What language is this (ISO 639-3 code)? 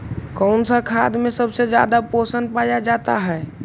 mag